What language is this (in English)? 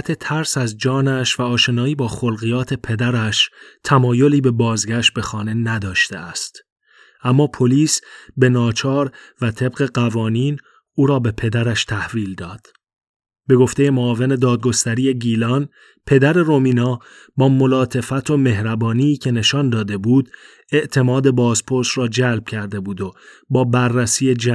Persian